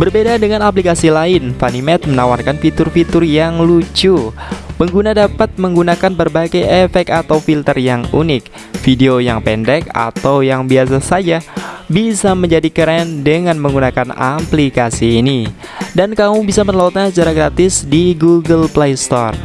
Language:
Indonesian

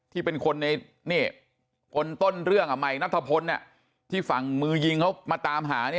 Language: Thai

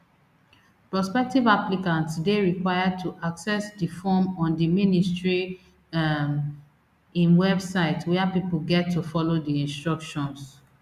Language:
Nigerian Pidgin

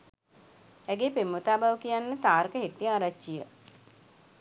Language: Sinhala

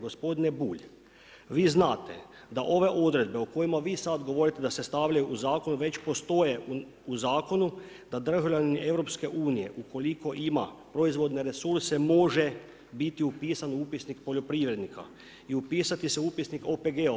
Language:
Croatian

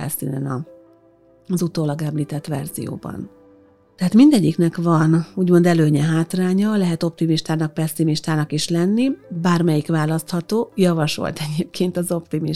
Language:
Hungarian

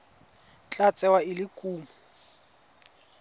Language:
Tswana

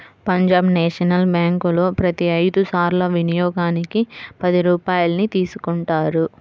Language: Telugu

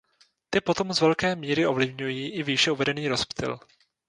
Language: Czech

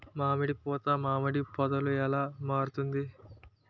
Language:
Telugu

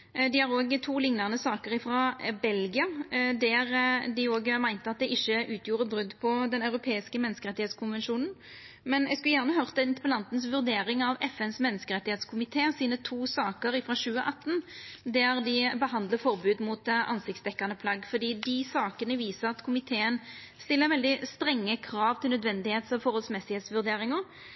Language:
Norwegian Nynorsk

